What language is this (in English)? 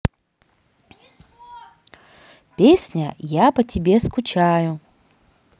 Russian